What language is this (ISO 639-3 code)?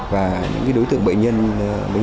vie